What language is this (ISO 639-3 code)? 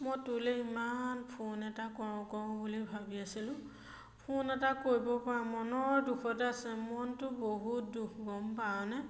asm